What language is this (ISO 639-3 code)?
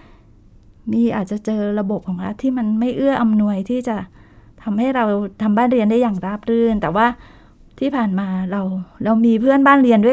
tha